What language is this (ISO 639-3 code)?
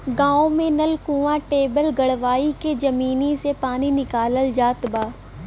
bho